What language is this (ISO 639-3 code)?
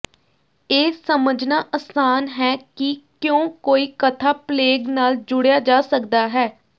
pan